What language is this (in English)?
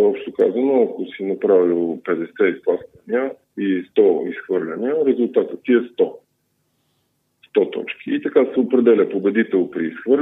Bulgarian